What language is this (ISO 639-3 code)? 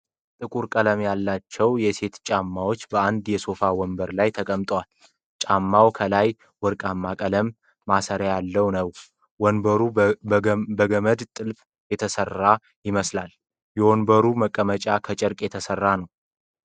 amh